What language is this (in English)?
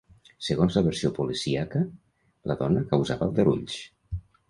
Catalan